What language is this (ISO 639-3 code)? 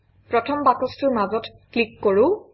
asm